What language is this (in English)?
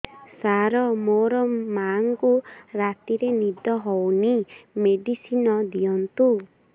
Odia